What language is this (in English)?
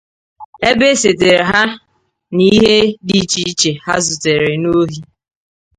Igbo